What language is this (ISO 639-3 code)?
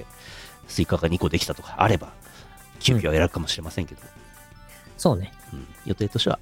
jpn